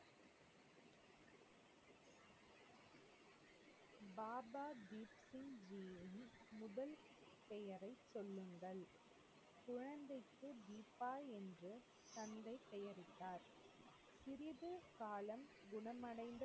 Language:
Tamil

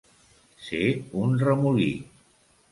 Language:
Catalan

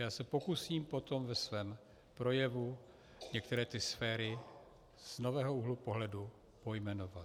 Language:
Czech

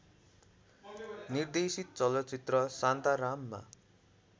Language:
Nepali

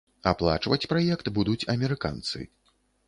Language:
Belarusian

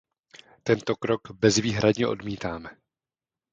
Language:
Czech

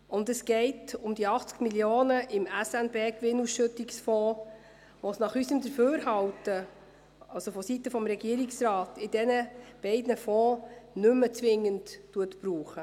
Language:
Swiss German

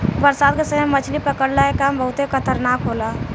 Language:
Bhojpuri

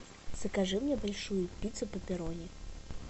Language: Russian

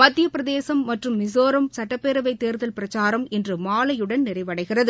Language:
Tamil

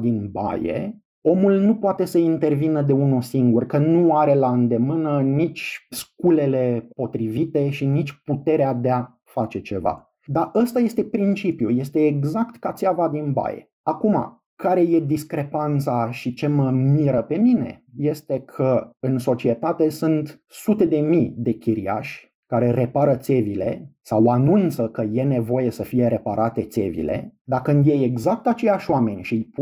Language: Romanian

